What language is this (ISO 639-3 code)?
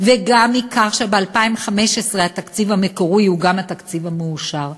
heb